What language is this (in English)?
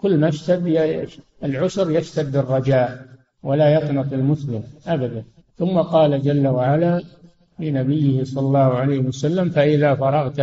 Arabic